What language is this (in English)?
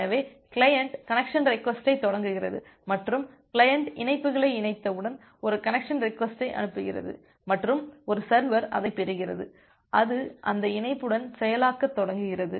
Tamil